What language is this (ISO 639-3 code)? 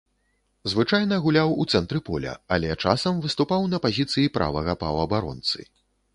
bel